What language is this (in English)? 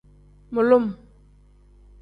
Tem